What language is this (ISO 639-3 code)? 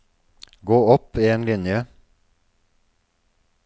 nor